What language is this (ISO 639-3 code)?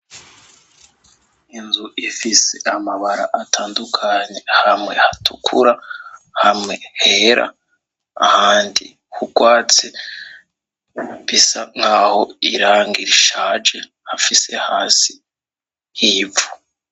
run